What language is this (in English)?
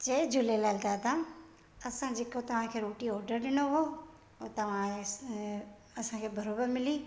Sindhi